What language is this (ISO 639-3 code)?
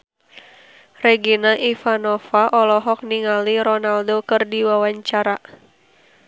sun